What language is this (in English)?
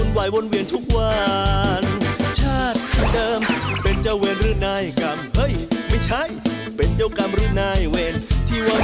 Thai